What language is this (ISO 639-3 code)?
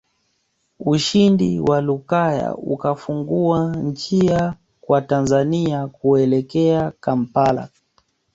swa